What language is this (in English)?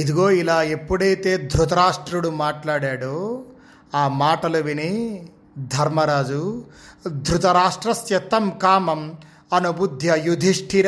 Telugu